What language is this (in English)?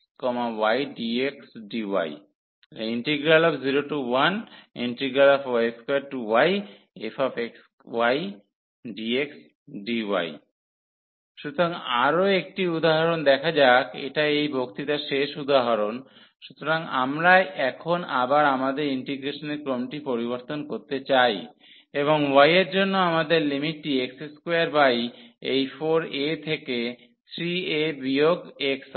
Bangla